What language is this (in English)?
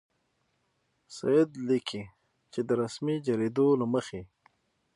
Pashto